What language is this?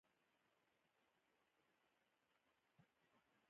Pashto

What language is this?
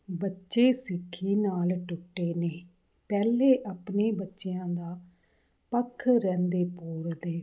Punjabi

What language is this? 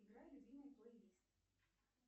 Russian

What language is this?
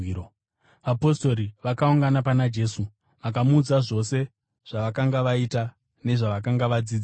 Shona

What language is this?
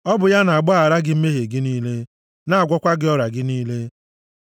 Igbo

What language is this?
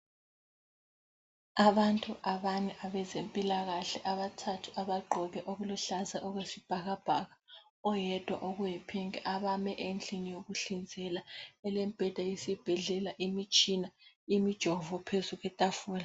North Ndebele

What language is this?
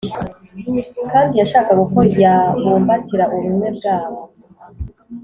Kinyarwanda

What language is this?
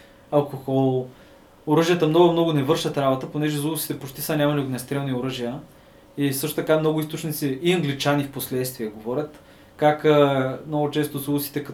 Bulgarian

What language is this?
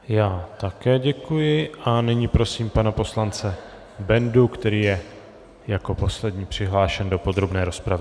Czech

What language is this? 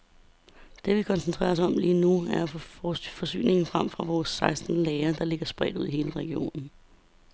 Danish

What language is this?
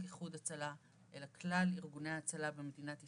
Hebrew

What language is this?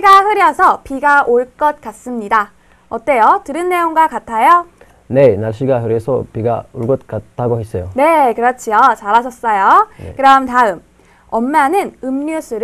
Korean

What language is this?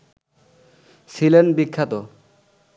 Bangla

